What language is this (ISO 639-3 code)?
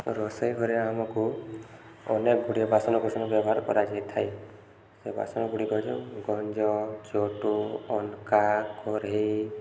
ori